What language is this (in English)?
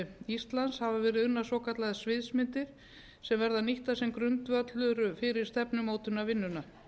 Icelandic